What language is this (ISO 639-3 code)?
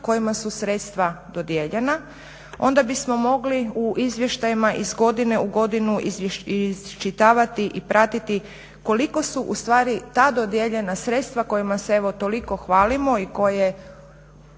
hrv